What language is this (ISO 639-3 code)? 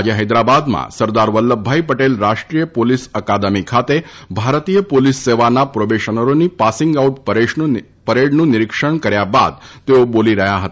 guj